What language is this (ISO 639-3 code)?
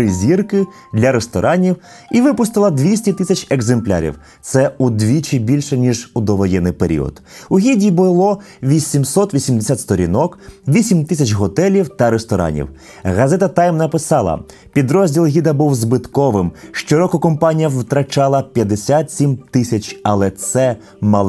ukr